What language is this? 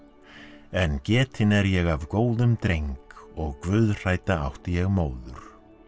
Icelandic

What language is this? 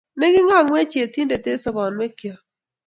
Kalenjin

